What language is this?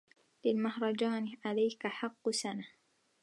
Arabic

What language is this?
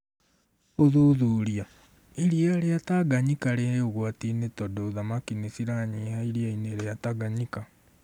Kikuyu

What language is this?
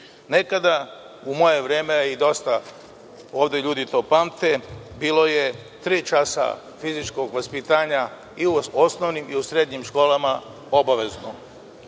Serbian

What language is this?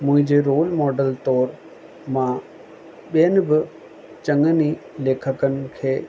Sindhi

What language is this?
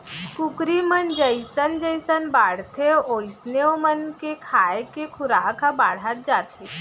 Chhattisgarhi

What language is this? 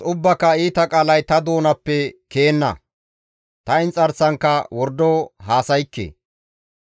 Gamo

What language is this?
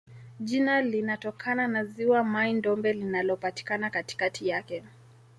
Swahili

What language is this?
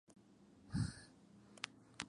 Spanish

